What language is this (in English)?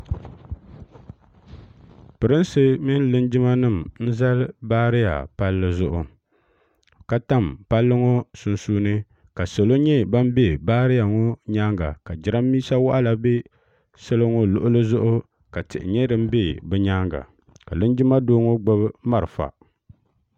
Dagbani